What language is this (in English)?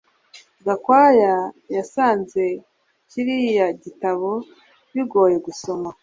Kinyarwanda